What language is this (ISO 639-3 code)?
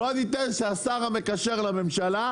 heb